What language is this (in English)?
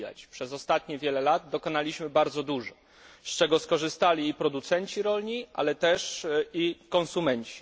Polish